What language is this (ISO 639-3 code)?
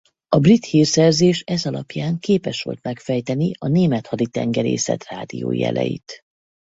hun